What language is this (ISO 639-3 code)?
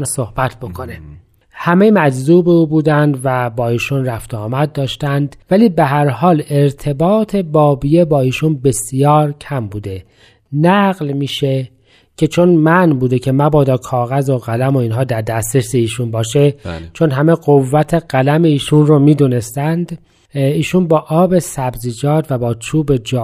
fas